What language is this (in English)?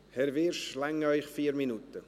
Swiss German